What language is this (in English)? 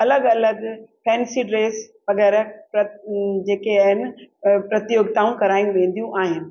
Sindhi